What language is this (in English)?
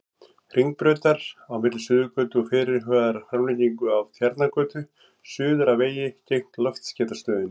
Icelandic